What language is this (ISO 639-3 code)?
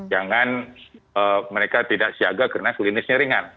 ind